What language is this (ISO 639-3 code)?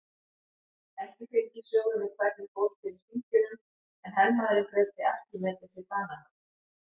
isl